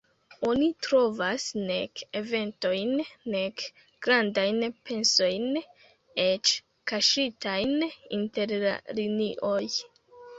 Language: Esperanto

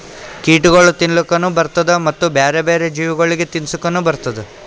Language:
Kannada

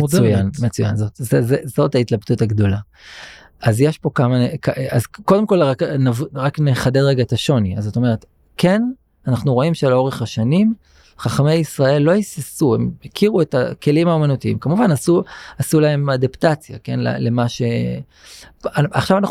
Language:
Hebrew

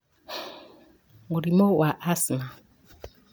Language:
Kikuyu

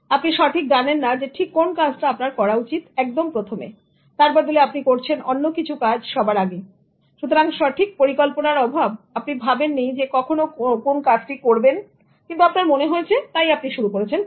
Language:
Bangla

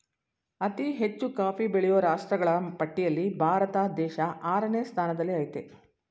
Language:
Kannada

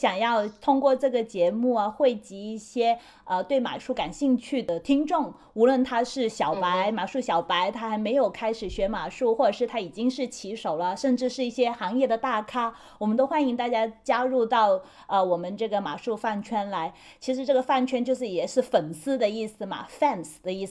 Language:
Chinese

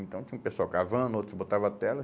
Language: Portuguese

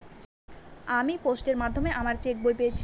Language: Bangla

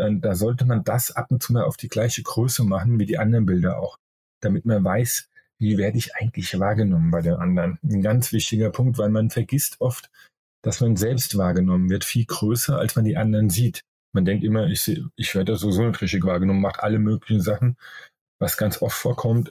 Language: German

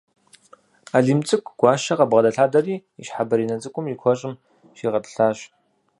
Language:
Kabardian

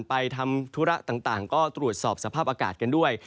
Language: Thai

